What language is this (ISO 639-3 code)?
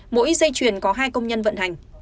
vie